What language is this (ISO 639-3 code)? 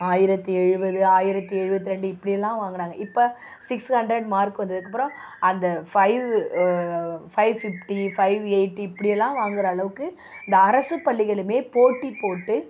tam